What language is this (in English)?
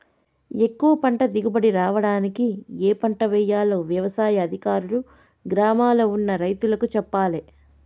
Telugu